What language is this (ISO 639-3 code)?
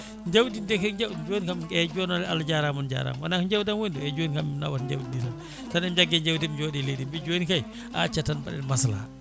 ful